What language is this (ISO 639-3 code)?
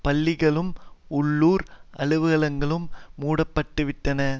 tam